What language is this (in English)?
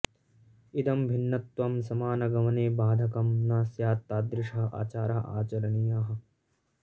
Sanskrit